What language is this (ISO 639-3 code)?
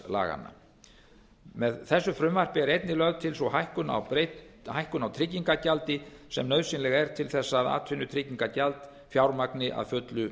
isl